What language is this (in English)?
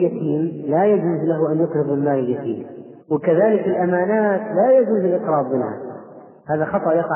Arabic